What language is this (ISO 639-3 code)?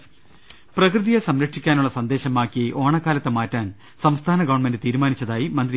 mal